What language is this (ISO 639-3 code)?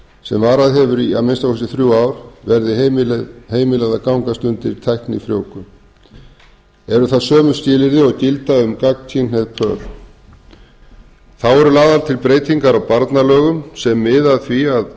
isl